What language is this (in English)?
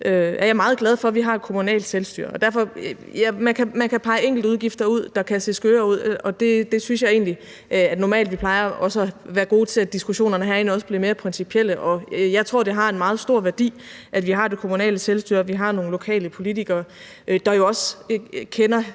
Danish